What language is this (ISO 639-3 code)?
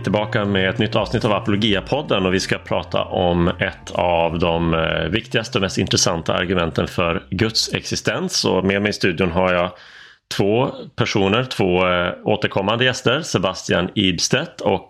swe